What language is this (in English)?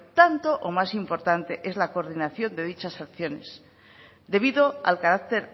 Spanish